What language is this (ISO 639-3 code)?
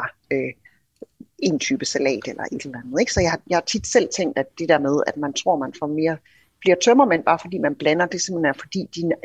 dan